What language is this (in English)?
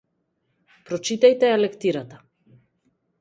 Macedonian